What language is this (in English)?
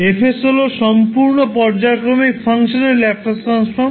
Bangla